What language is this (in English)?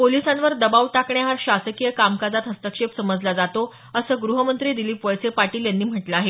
Marathi